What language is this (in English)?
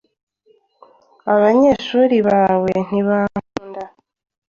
Kinyarwanda